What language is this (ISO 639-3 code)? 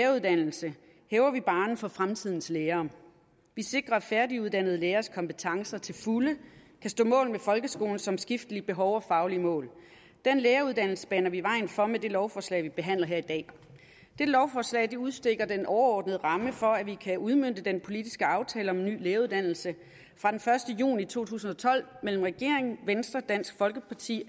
dan